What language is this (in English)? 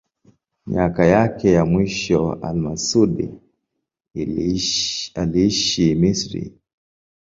Swahili